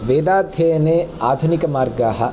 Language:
Sanskrit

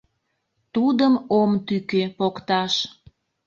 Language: Mari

